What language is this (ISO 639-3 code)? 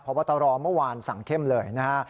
tha